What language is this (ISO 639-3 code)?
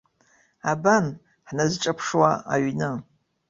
abk